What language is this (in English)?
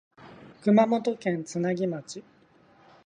Japanese